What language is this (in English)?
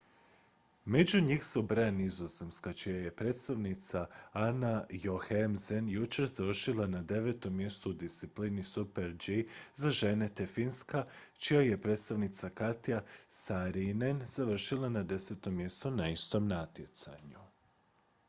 Croatian